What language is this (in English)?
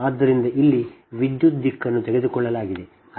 Kannada